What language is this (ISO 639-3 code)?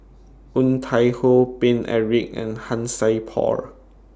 eng